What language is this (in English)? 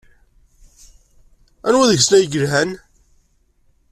Kabyle